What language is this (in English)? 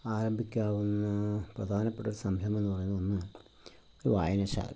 Malayalam